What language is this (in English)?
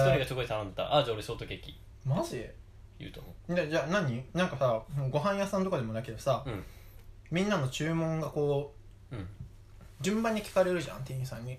Japanese